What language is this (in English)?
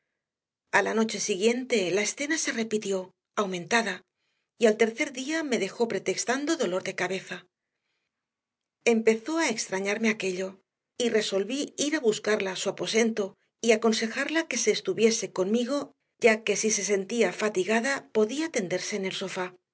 Spanish